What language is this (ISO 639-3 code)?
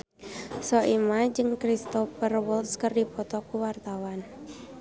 sun